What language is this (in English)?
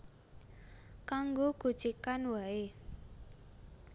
Javanese